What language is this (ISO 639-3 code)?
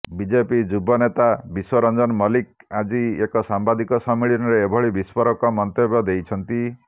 ori